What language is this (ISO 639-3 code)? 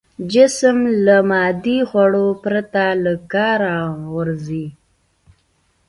pus